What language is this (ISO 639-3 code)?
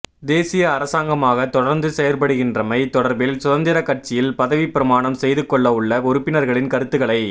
tam